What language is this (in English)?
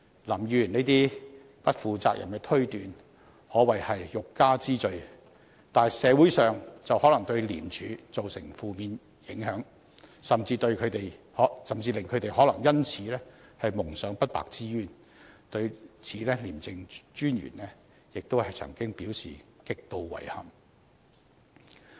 Cantonese